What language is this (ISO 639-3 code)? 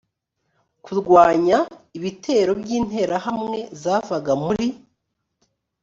kin